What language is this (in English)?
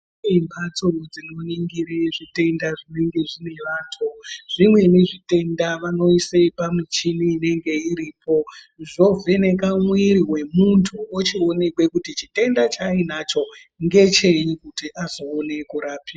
Ndau